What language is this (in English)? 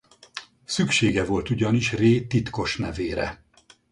Hungarian